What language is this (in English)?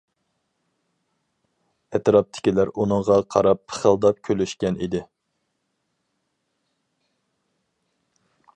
Uyghur